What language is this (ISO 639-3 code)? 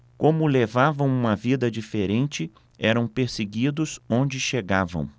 por